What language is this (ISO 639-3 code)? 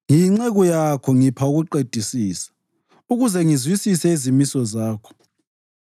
nde